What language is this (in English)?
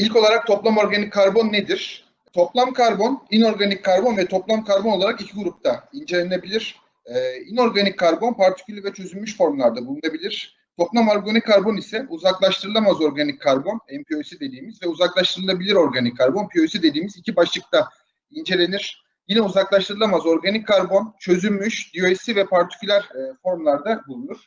Turkish